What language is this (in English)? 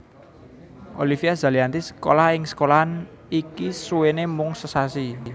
Javanese